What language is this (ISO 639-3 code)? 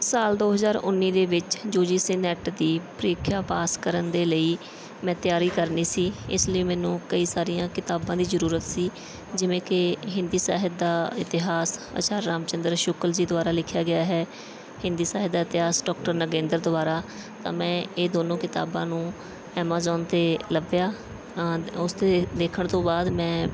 pan